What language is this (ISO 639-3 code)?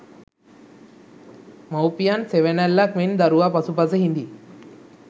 sin